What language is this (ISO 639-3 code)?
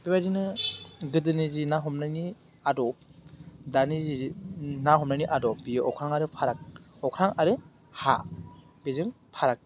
brx